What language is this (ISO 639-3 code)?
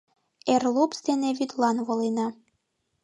chm